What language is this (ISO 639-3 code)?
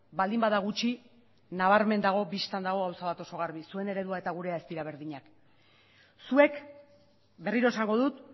eus